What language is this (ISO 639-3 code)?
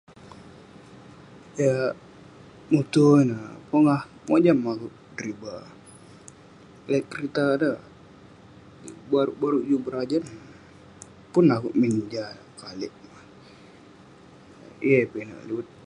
pne